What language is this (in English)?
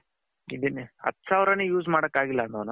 Kannada